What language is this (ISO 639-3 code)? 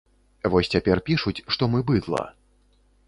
bel